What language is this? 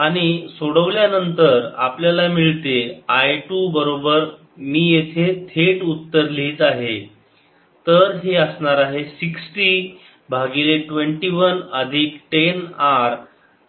Marathi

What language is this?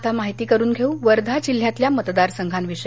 Marathi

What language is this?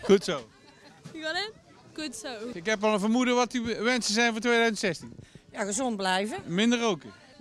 Dutch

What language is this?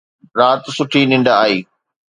Sindhi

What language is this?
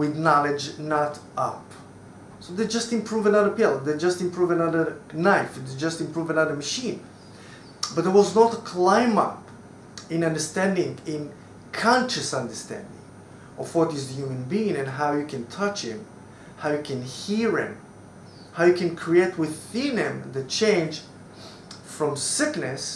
English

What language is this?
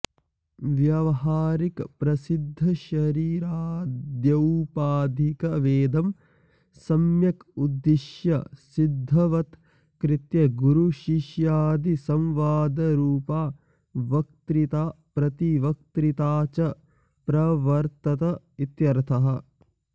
Sanskrit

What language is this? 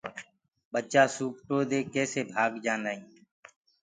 Gurgula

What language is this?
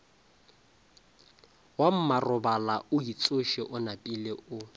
Northern Sotho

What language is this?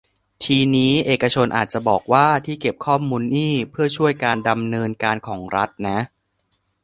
Thai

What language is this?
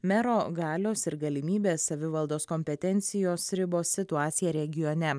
Lithuanian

